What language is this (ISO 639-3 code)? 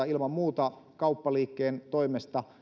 fin